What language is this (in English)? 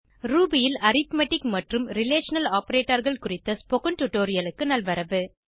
Tamil